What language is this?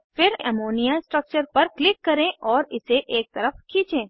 Hindi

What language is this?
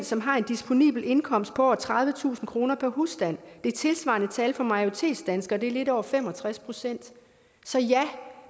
Danish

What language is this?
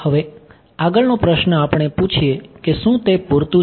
Gujarati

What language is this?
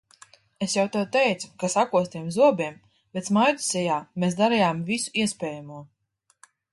Latvian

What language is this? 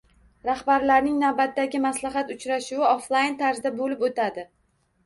Uzbek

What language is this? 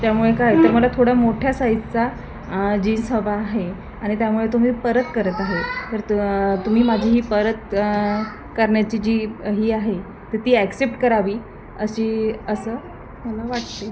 Marathi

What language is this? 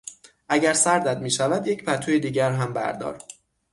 Persian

